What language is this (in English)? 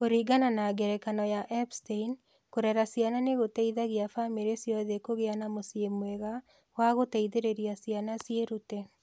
Kikuyu